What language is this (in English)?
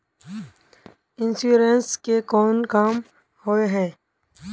Magahi